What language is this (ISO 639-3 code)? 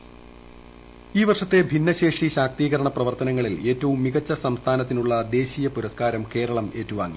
mal